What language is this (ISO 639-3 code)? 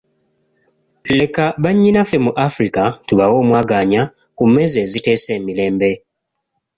lug